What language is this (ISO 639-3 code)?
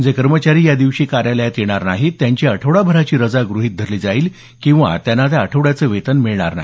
mar